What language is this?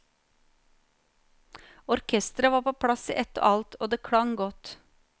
Norwegian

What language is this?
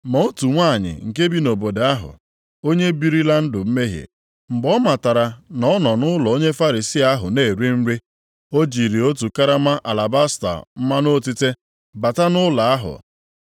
Igbo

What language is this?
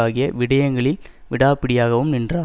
Tamil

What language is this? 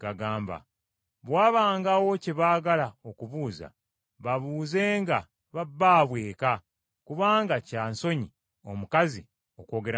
Ganda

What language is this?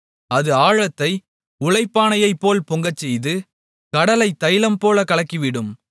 Tamil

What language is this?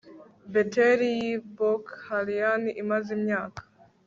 Kinyarwanda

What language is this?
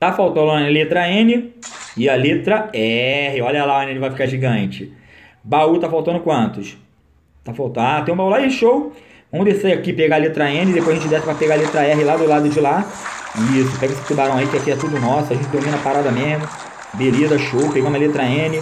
Portuguese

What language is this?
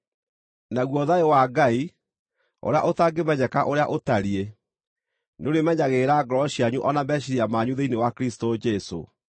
Kikuyu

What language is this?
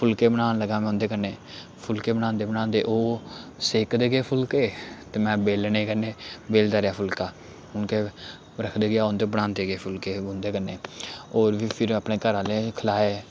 Dogri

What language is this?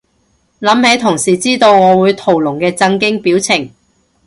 Cantonese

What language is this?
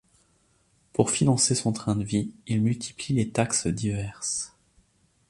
French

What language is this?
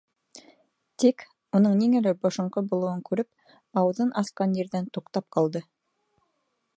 Bashkir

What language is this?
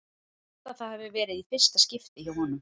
Icelandic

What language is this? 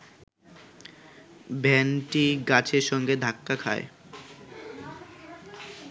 Bangla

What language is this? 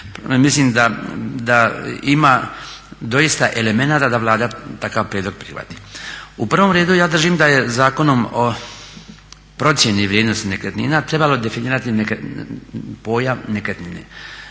Croatian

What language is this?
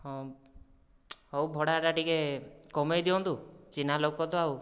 Odia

